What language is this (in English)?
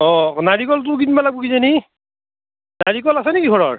Assamese